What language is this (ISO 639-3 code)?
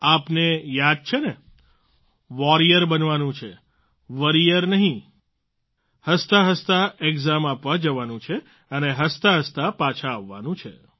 guj